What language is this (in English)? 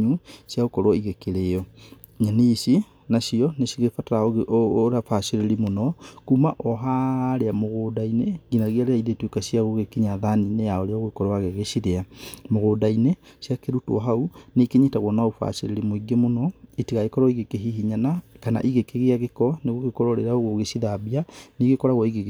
Kikuyu